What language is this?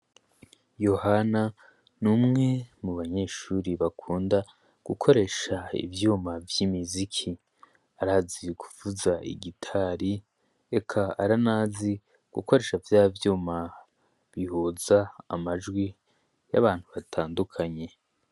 Rundi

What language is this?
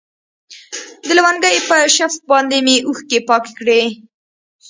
Pashto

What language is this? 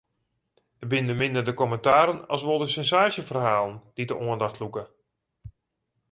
Western Frisian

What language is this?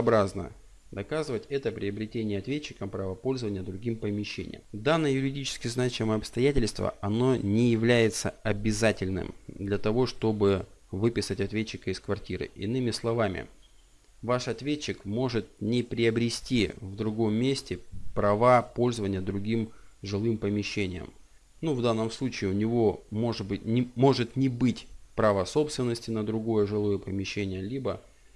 Russian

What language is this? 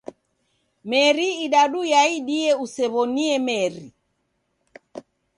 Taita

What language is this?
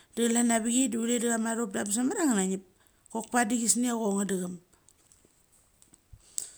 Mali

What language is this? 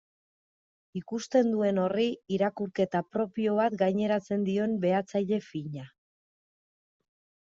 Basque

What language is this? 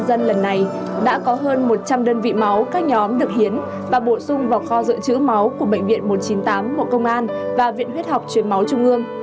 Vietnamese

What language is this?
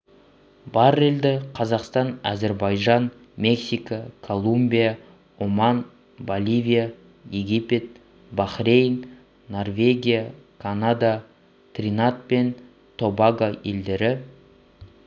Kazakh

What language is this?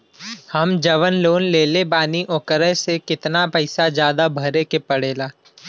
Bhojpuri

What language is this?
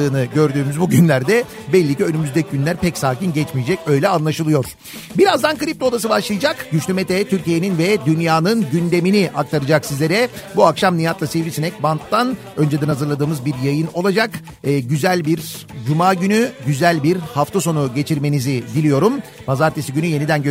Turkish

